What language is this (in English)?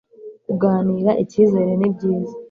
Kinyarwanda